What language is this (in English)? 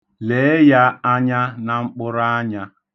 Igbo